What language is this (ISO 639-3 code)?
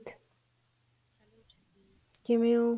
pan